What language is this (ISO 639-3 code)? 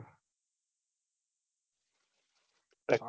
guj